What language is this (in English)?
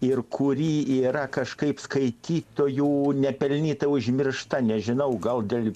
Lithuanian